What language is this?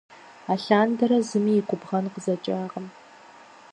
Kabardian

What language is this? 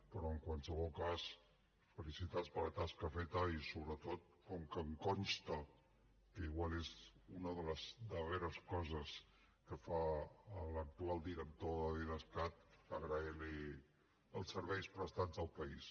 Catalan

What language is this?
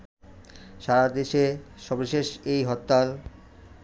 Bangla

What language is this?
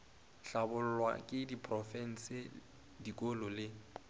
Northern Sotho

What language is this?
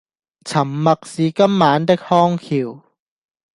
Cantonese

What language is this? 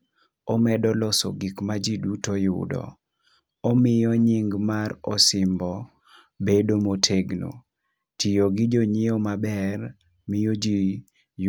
Luo (Kenya and Tanzania)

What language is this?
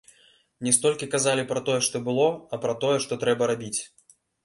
Belarusian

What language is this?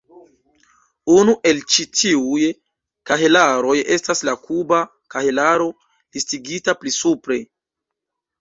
Esperanto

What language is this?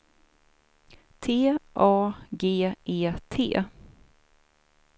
Swedish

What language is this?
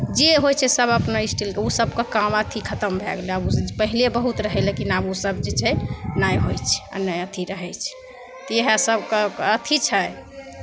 Maithili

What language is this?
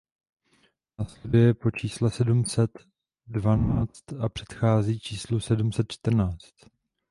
Czech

